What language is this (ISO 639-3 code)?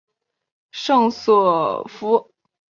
zho